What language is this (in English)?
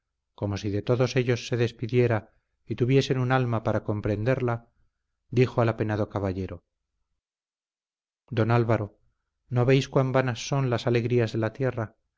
Spanish